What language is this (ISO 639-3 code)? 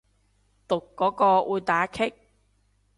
yue